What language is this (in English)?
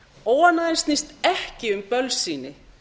Icelandic